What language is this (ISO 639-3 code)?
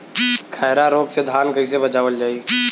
bho